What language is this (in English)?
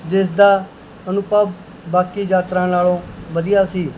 Punjabi